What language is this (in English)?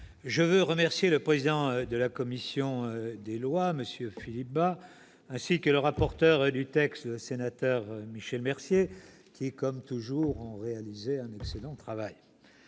French